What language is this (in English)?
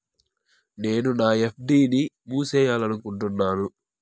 Telugu